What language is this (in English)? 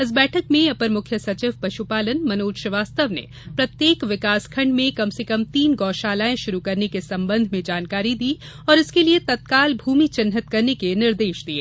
Hindi